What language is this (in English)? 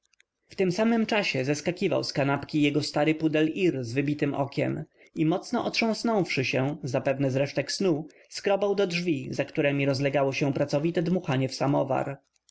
Polish